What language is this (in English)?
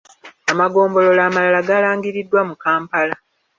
Ganda